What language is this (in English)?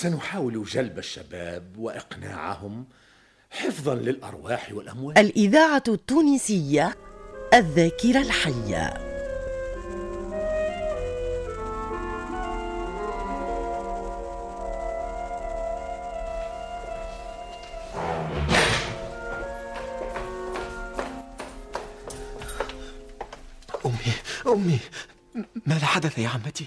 Arabic